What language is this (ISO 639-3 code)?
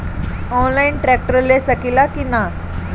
bho